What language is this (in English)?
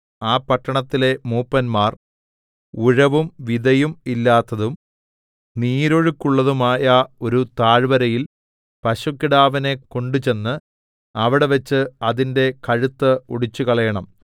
Malayalam